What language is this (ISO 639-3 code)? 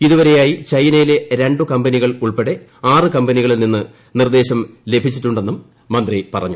mal